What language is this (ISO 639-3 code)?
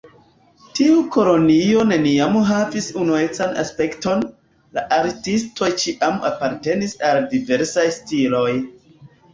epo